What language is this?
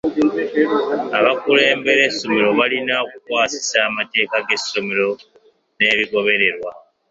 Ganda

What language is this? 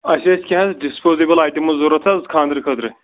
Kashmiri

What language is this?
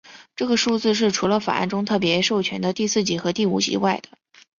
Chinese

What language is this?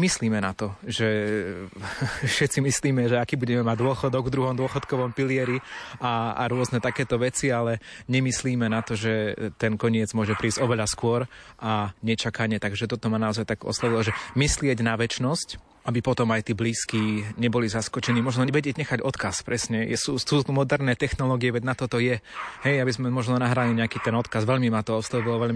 Slovak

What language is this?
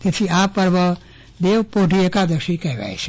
Gujarati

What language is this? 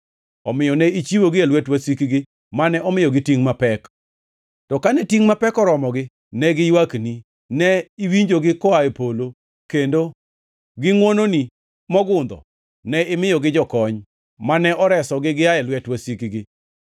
Luo (Kenya and Tanzania)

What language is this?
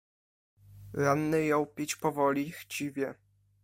Polish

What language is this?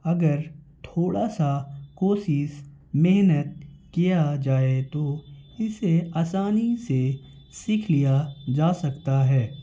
Urdu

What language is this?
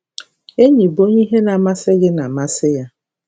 Igbo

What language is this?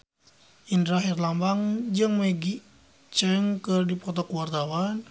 Sundanese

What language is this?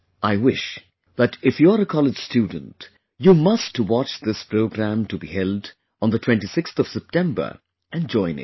English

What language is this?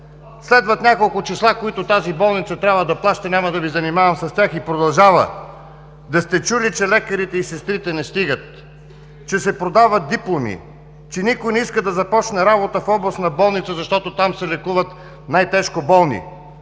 Bulgarian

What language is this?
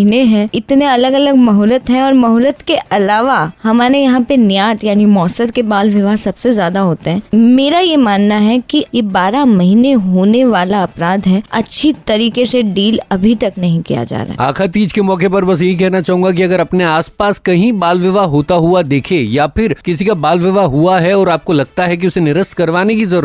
Hindi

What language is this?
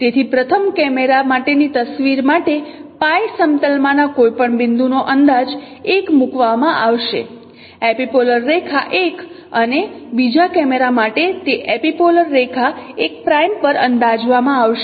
Gujarati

